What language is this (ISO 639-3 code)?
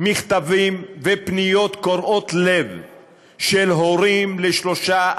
heb